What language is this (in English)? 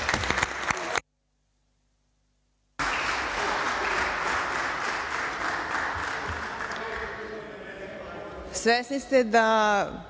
Serbian